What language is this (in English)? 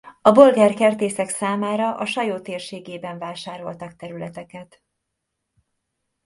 Hungarian